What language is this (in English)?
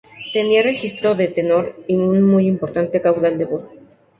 Spanish